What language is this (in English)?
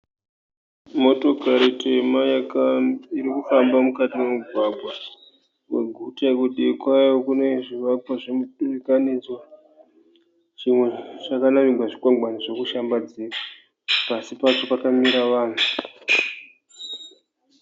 Shona